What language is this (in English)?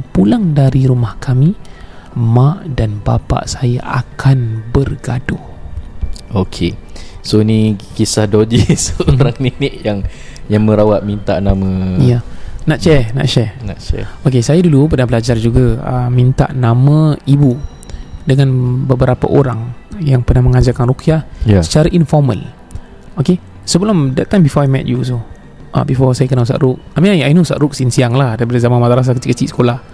Malay